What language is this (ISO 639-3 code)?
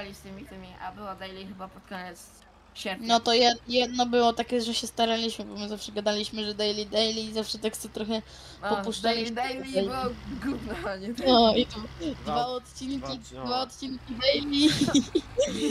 pol